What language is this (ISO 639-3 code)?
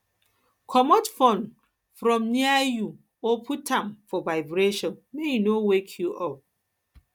pcm